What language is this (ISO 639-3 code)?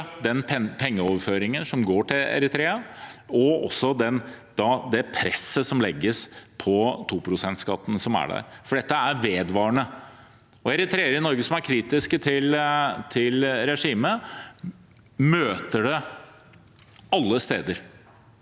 nor